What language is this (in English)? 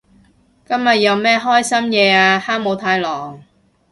Cantonese